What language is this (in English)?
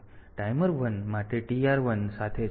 Gujarati